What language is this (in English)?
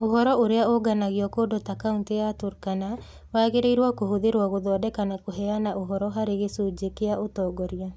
Kikuyu